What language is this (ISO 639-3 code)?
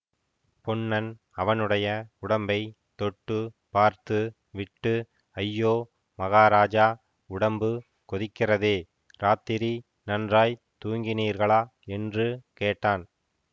tam